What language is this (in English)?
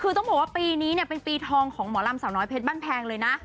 Thai